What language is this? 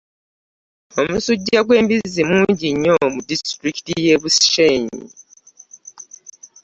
Ganda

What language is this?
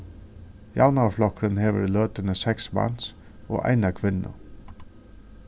Faroese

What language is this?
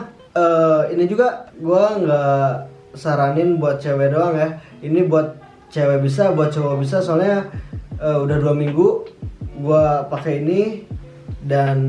Indonesian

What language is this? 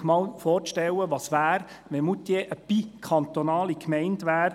Swiss German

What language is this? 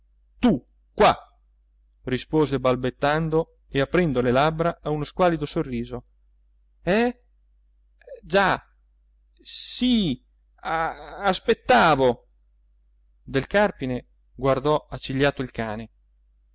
Italian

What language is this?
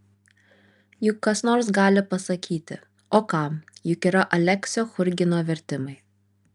Lithuanian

